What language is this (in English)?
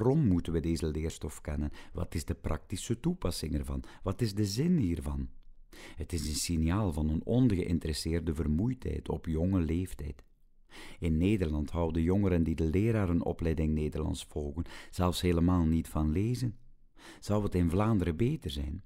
Dutch